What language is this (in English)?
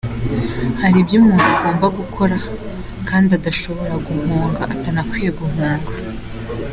Kinyarwanda